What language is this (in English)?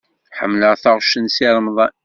Kabyle